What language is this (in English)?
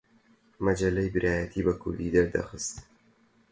Central Kurdish